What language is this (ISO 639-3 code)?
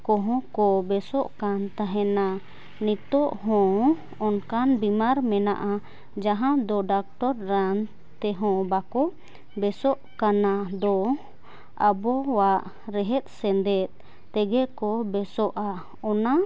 sat